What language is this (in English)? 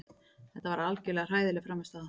Icelandic